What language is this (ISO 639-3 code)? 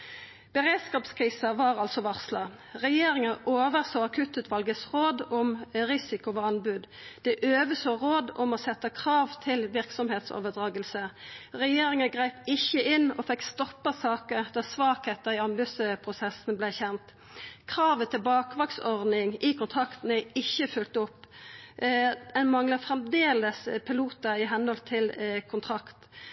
nno